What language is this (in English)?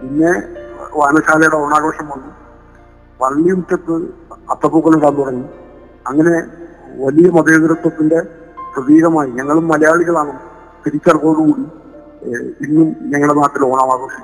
Malayalam